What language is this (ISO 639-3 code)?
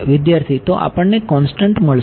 guj